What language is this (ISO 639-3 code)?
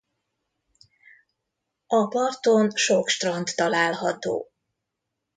hun